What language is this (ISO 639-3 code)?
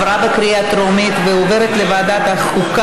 heb